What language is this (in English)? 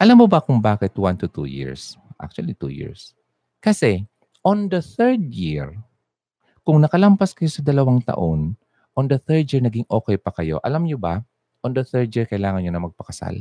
Filipino